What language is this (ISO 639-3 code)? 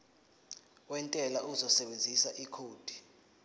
zul